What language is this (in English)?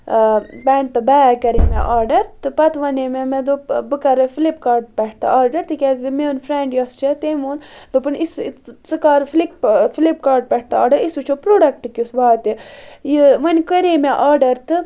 Kashmiri